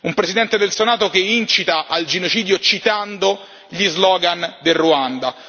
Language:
Italian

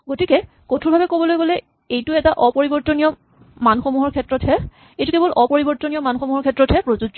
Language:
Assamese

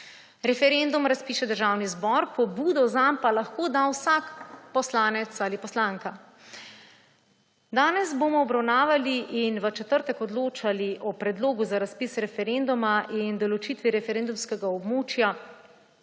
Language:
Slovenian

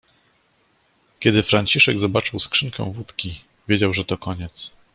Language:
Polish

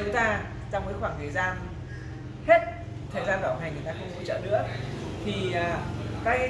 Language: Vietnamese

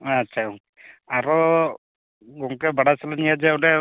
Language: Santali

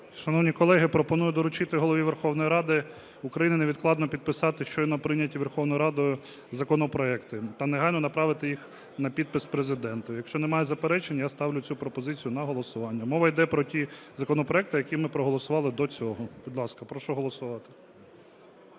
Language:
Ukrainian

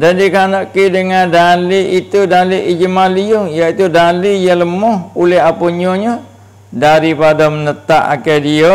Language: Malay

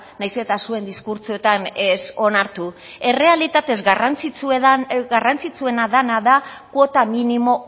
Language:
Basque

